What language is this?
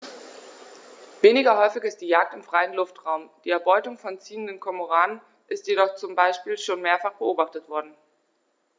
German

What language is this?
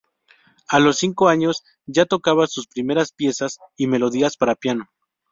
Spanish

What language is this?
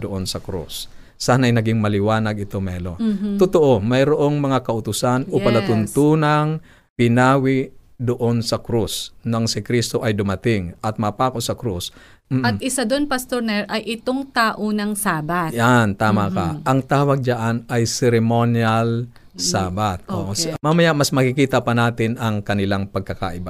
Filipino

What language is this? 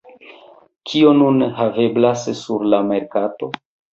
Esperanto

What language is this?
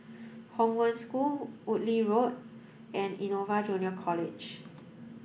English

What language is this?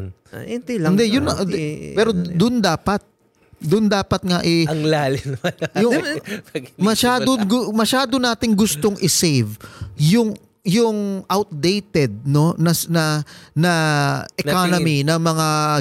Filipino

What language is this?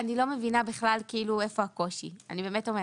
Hebrew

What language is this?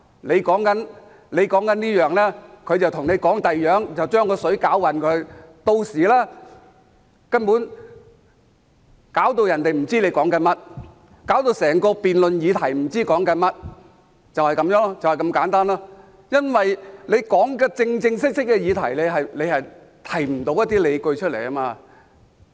Cantonese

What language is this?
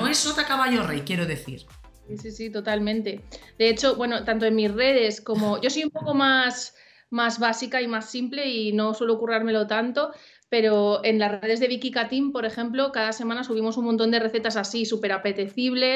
Spanish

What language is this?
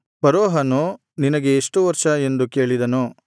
Kannada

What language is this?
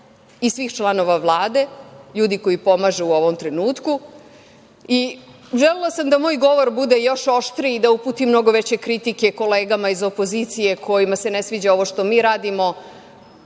Serbian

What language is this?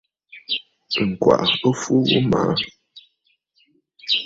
Bafut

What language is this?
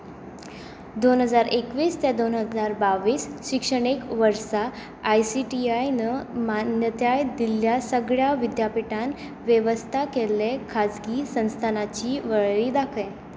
Konkani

